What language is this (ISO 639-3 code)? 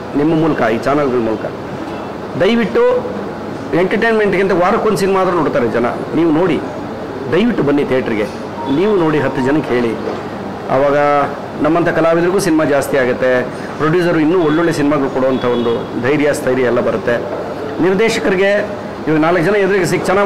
hin